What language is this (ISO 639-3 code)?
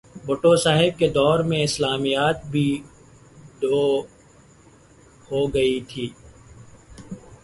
urd